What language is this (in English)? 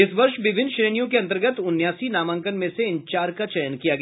Hindi